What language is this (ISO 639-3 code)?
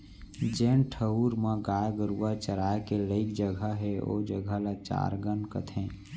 hne